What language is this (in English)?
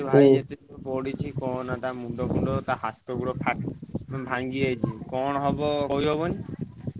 Odia